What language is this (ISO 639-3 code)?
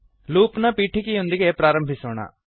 kan